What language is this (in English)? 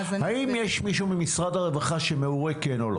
Hebrew